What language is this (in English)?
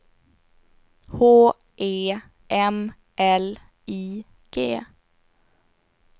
Swedish